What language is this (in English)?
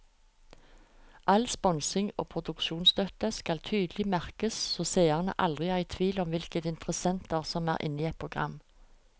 Norwegian